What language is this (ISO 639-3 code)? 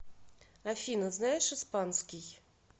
rus